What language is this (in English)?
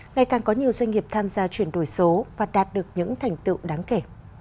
Vietnamese